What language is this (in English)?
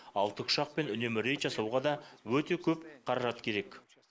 Kazakh